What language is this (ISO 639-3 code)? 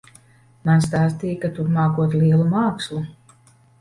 lav